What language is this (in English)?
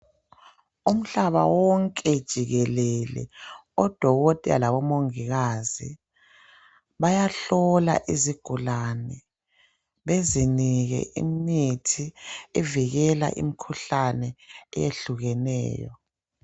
North Ndebele